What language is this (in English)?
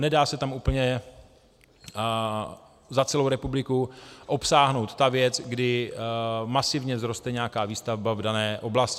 Czech